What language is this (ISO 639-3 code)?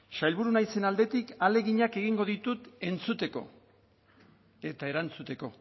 eus